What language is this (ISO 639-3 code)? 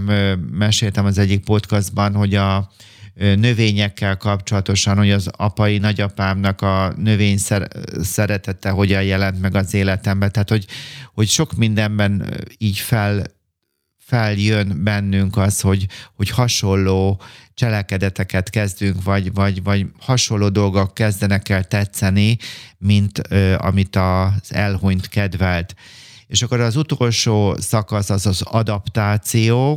hun